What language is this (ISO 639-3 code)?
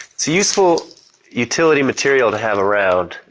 eng